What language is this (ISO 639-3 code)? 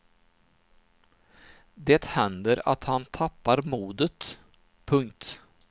swe